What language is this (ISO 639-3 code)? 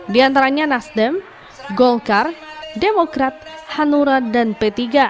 ind